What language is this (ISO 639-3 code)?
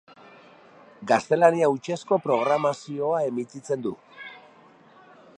eus